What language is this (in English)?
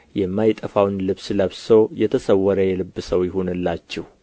Amharic